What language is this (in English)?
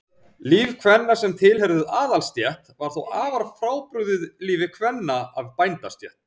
Icelandic